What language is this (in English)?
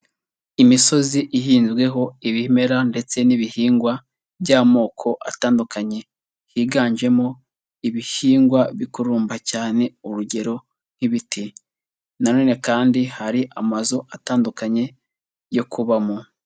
Kinyarwanda